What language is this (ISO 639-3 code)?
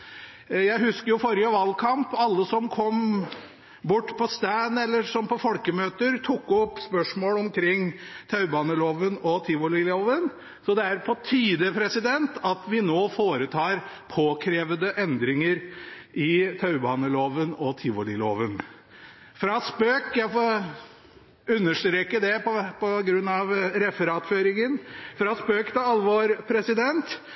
nob